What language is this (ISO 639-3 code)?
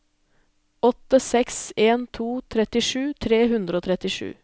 nor